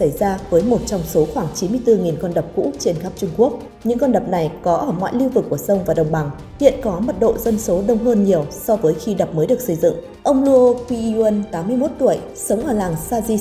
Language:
Vietnamese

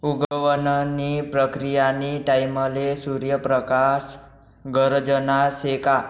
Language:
Marathi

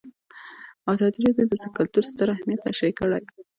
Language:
Pashto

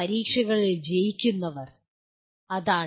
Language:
Malayalam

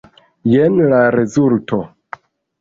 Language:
Esperanto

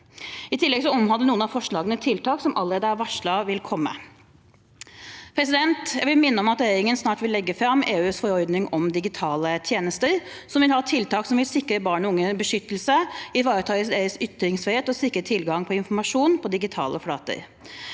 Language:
Norwegian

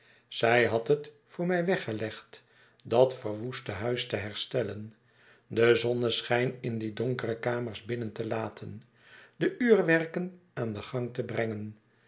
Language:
Dutch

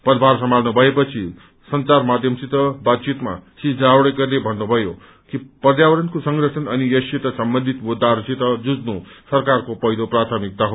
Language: Nepali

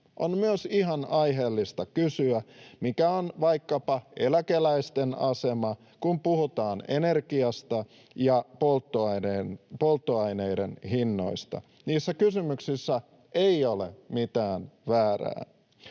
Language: Finnish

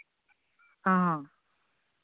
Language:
Santali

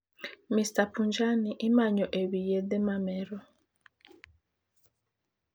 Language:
Luo (Kenya and Tanzania)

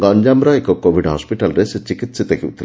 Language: Odia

